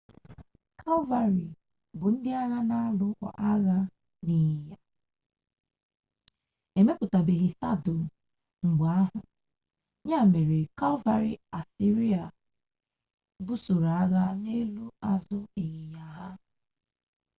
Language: Igbo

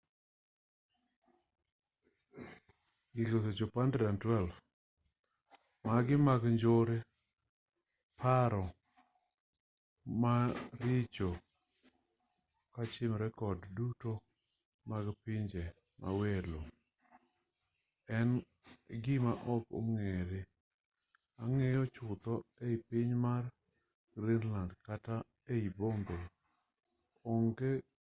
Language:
Luo (Kenya and Tanzania)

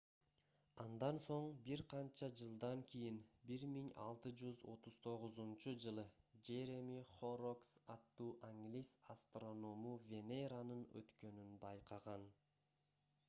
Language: Kyrgyz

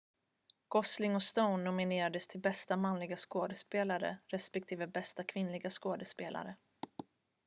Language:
Swedish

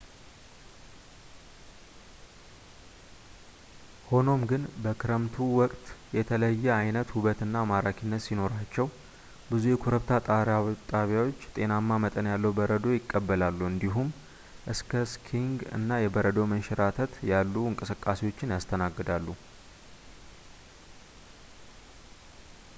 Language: Amharic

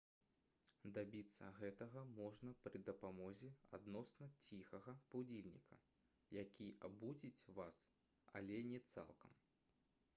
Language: Belarusian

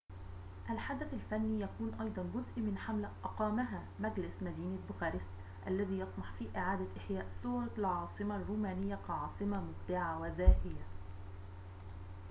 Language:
Arabic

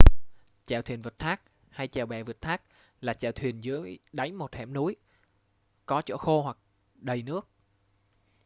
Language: Vietnamese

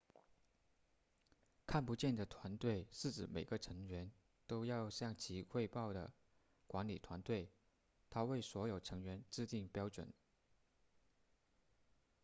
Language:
Chinese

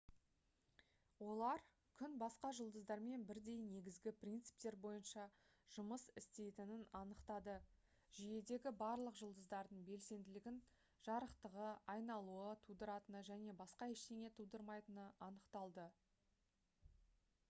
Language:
Kazakh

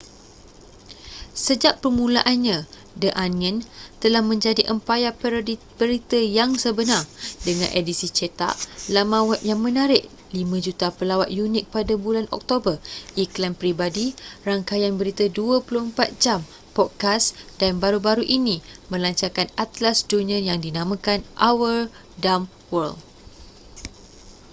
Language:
Malay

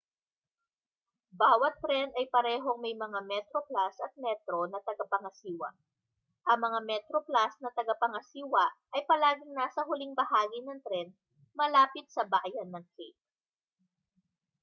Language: Filipino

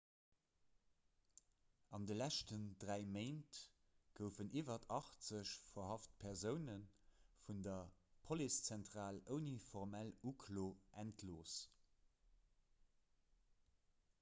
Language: Luxembourgish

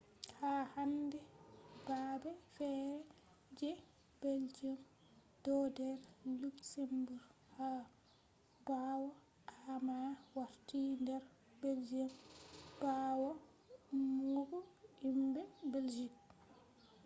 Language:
Fula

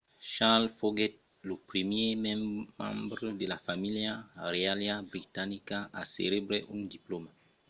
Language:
Occitan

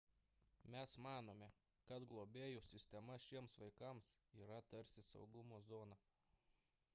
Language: Lithuanian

